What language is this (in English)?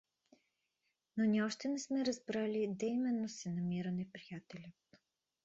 Bulgarian